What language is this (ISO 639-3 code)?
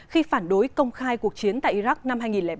vie